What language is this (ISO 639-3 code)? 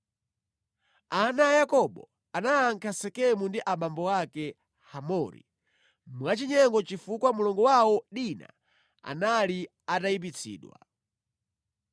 nya